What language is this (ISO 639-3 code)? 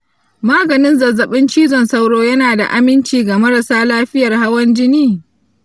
hau